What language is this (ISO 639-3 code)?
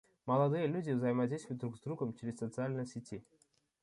rus